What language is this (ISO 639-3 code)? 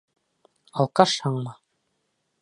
bak